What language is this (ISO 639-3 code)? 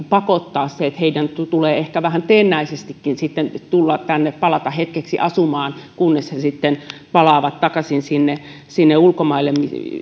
fin